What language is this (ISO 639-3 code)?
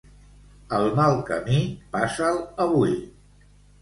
cat